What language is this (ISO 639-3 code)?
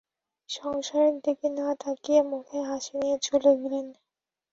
ben